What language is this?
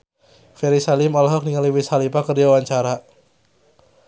Sundanese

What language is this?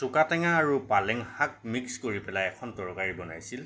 Assamese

